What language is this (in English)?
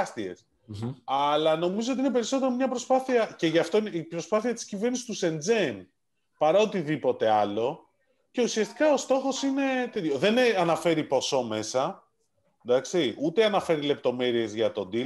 Greek